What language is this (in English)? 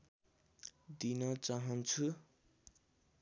Nepali